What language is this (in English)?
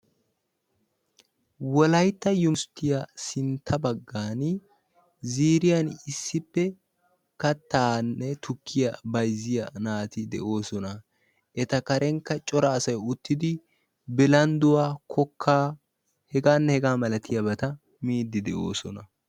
Wolaytta